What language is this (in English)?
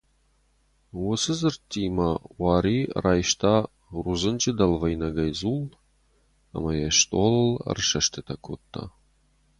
Ossetic